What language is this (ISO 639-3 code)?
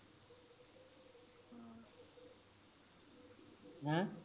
pan